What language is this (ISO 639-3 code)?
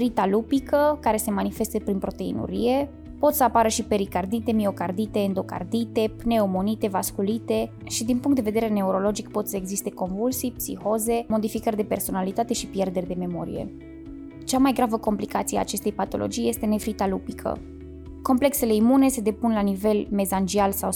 ron